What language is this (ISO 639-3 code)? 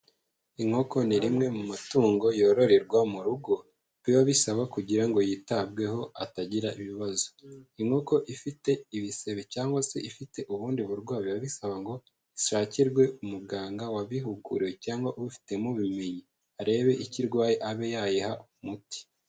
kin